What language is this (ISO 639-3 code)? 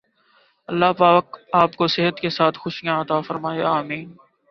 urd